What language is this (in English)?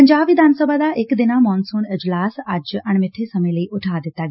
Punjabi